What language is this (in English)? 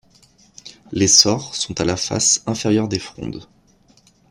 French